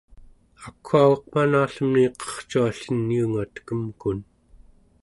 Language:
Central Yupik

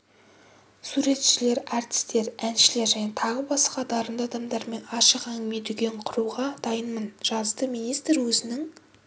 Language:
Kazakh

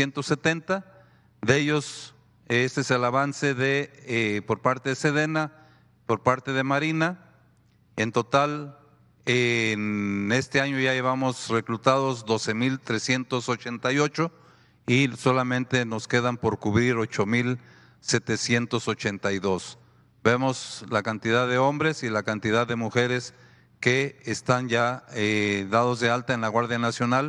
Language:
Spanish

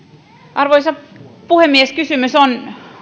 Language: Finnish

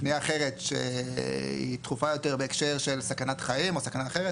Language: Hebrew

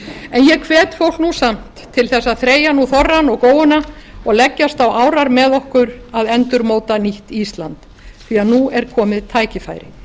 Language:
Icelandic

